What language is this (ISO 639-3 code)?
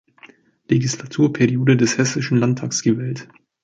deu